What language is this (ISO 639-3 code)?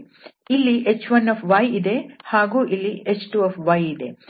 kan